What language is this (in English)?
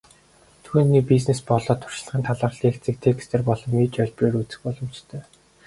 Mongolian